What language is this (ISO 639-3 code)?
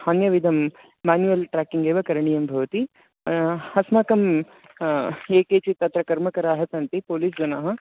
san